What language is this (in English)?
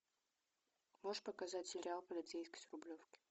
Russian